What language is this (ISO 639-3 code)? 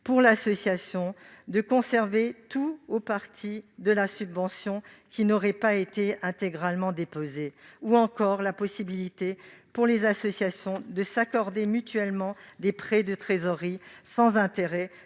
fra